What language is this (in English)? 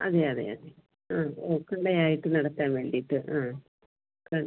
Malayalam